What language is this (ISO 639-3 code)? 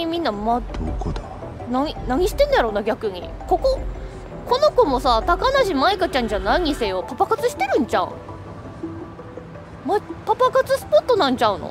jpn